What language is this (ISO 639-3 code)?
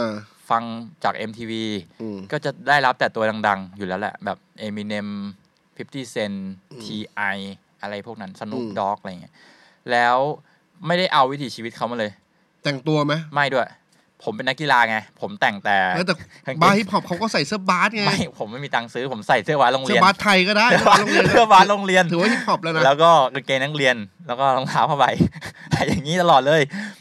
tha